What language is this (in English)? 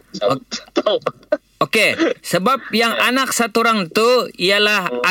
Malay